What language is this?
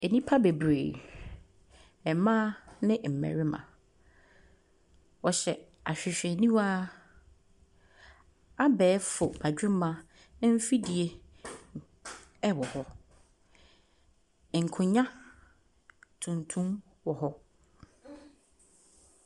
Akan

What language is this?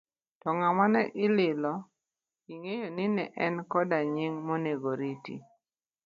Luo (Kenya and Tanzania)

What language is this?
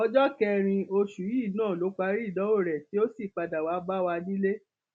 Yoruba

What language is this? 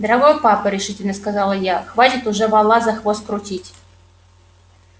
Russian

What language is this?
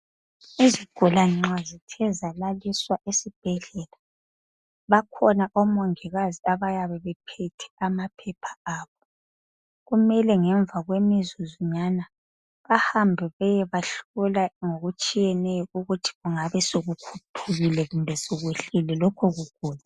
North Ndebele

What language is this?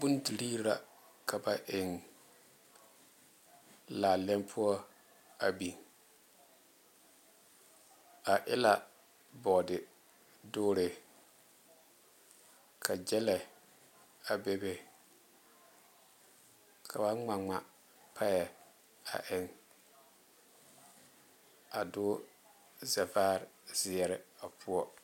Southern Dagaare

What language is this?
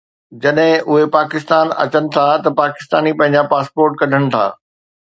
Sindhi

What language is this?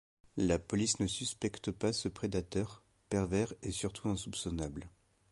French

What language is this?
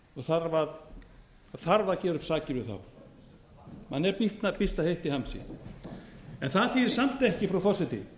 Icelandic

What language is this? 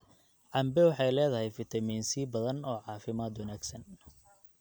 Somali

